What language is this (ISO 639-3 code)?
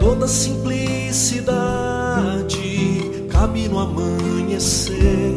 por